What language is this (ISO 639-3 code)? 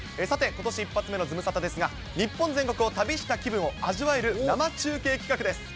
jpn